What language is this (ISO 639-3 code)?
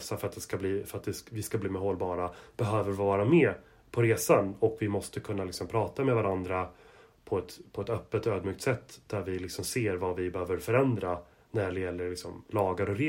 swe